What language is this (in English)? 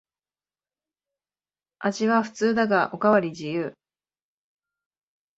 Japanese